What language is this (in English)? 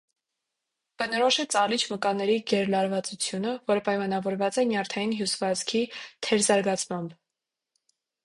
Armenian